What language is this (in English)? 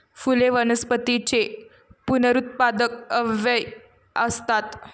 Marathi